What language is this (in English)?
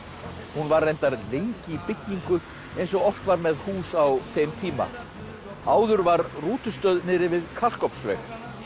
Icelandic